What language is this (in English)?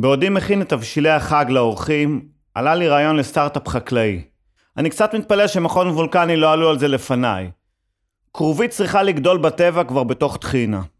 Hebrew